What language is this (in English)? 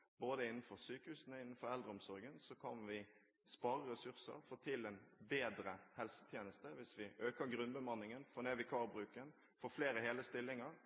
Norwegian Bokmål